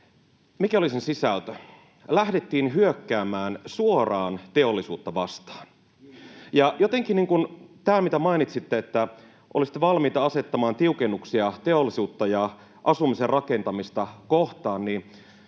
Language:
Finnish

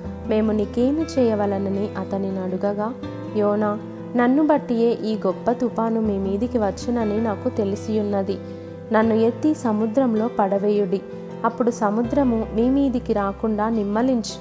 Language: Telugu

